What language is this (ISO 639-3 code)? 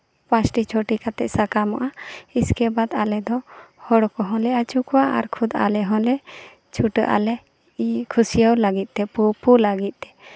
sat